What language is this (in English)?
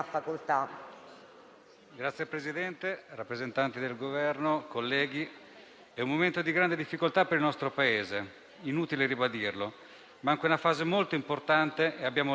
Italian